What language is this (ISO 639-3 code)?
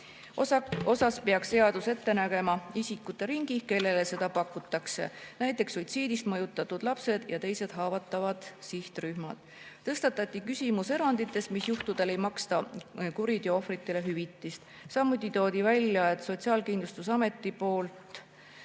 est